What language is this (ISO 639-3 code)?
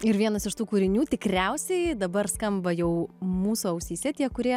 lit